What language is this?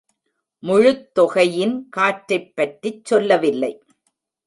Tamil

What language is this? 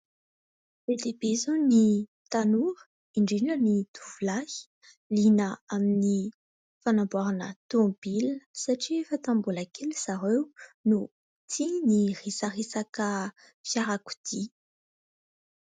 Malagasy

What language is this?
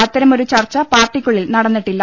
Malayalam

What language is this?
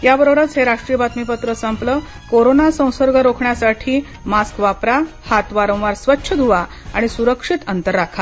Marathi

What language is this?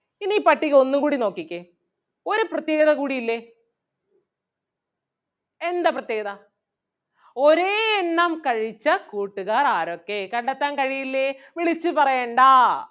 Malayalam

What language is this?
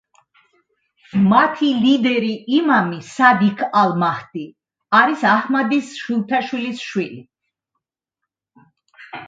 Georgian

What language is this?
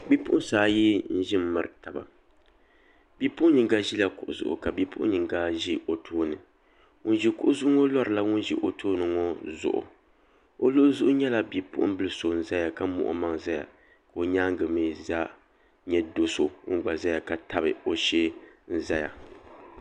Dagbani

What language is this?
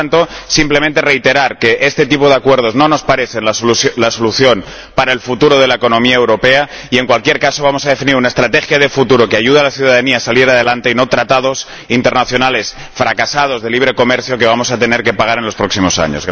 Spanish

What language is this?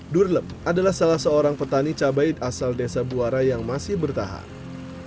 Indonesian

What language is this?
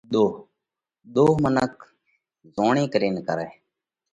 Parkari Koli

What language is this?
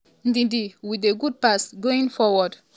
Nigerian Pidgin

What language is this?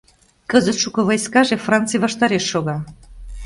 Mari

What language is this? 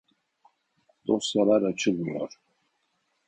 Turkish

